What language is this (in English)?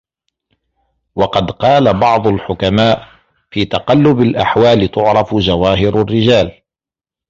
Arabic